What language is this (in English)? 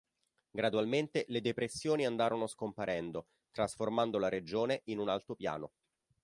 Italian